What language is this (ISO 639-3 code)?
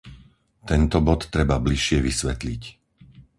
slk